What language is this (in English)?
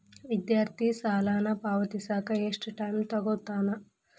Kannada